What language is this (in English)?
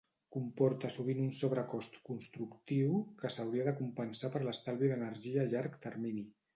Catalan